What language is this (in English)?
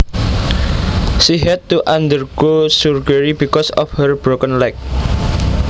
Javanese